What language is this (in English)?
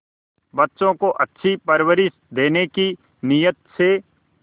Hindi